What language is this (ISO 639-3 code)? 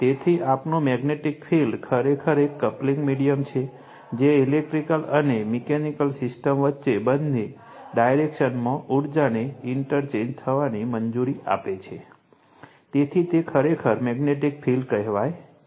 guj